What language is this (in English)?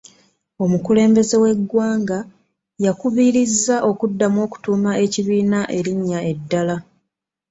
Ganda